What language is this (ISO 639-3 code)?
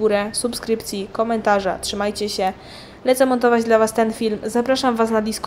pol